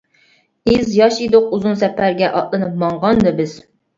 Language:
Uyghur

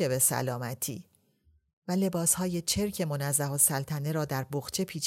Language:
Persian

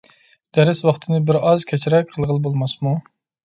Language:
Uyghur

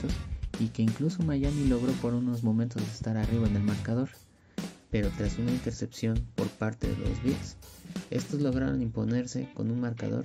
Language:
Spanish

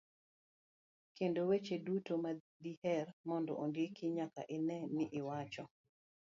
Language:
Luo (Kenya and Tanzania)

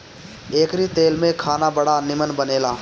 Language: Bhojpuri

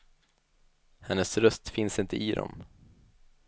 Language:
Swedish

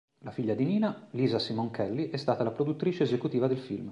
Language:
Italian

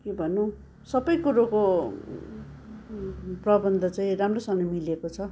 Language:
Nepali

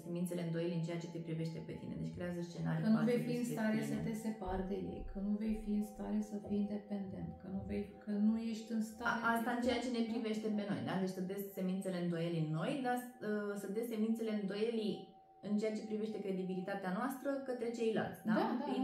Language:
Romanian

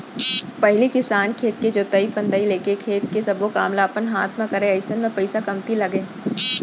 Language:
Chhattisgarhi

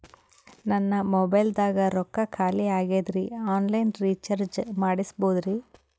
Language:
Kannada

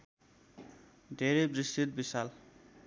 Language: Nepali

